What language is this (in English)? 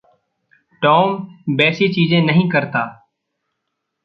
Hindi